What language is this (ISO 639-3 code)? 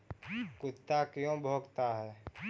mag